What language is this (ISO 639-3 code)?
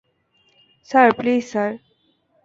ben